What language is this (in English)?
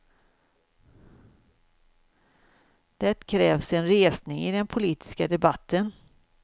Swedish